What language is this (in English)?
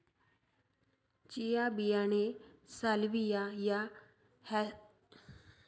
Marathi